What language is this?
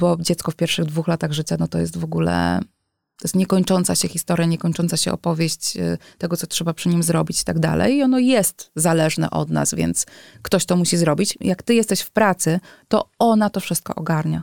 Polish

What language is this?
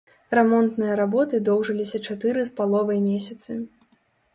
Belarusian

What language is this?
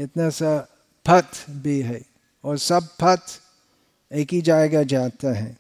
Hindi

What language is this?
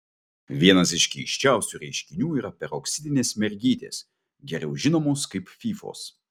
Lithuanian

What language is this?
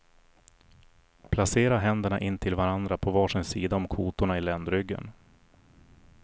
Swedish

